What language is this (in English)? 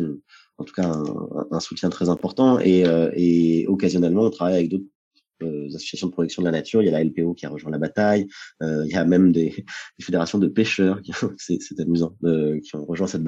French